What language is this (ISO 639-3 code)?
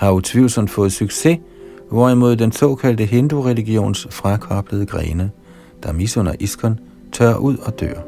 dan